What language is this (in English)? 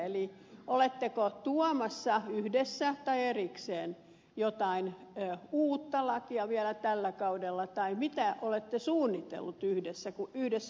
Finnish